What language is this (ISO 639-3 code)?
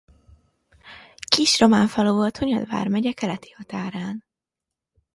hun